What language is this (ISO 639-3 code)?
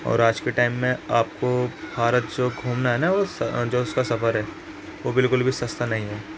urd